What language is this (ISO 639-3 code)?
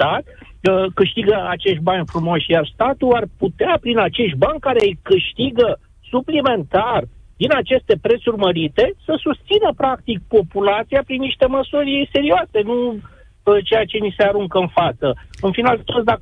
ron